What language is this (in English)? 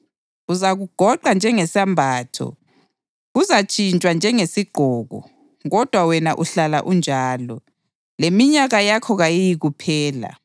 North Ndebele